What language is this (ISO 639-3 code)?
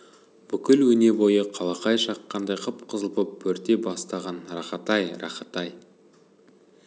kaz